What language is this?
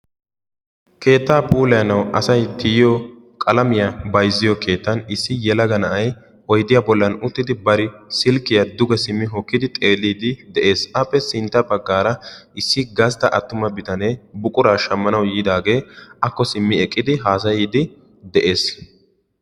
Wolaytta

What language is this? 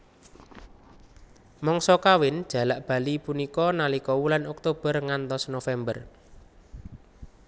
Javanese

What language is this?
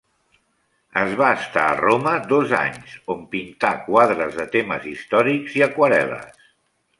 Catalan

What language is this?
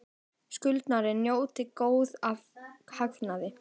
Icelandic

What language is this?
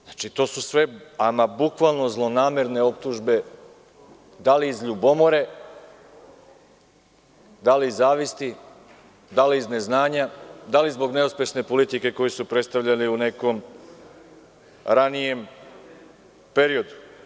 Serbian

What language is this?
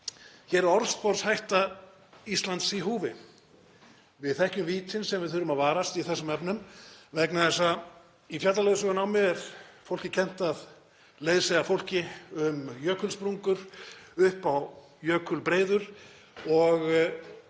Icelandic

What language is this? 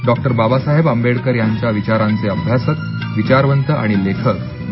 Marathi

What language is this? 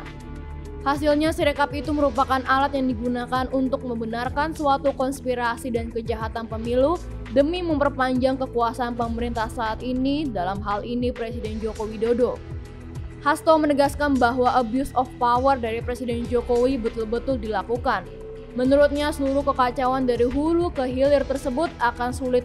Indonesian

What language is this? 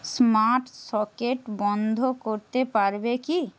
Bangla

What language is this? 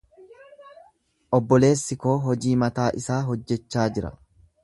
Oromo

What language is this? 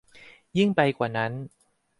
Thai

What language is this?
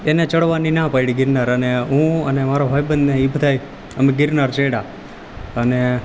Gujarati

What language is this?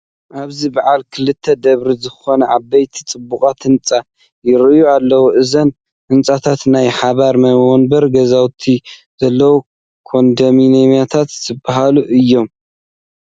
Tigrinya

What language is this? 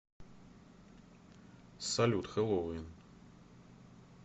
Russian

